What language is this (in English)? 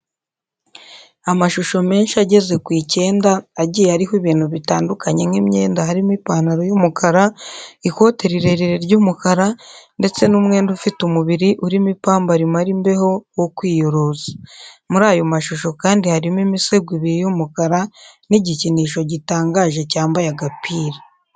Kinyarwanda